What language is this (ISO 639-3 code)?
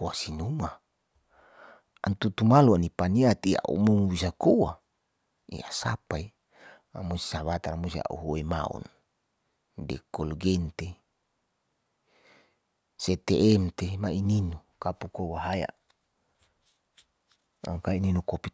sau